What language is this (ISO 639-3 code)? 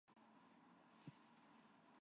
yue